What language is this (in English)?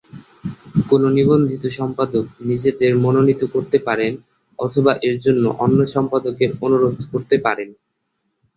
Bangla